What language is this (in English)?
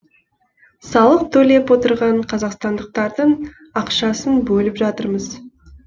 Kazakh